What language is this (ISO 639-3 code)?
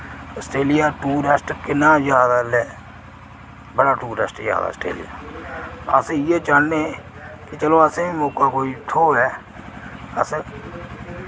doi